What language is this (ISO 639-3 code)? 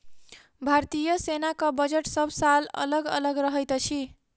mai